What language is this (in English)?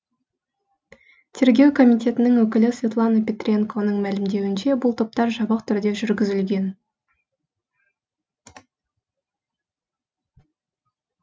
Kazakh